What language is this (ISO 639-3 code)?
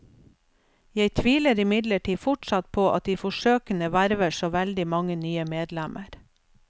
nor